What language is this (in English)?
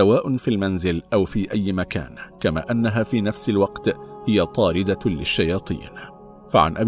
Arabic